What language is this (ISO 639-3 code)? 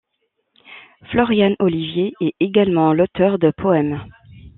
fra